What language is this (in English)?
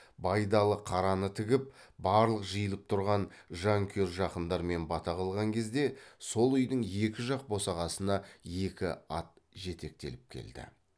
Kazakh